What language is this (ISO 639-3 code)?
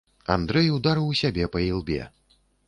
bel